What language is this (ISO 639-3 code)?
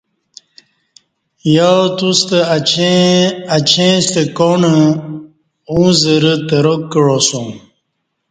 bsh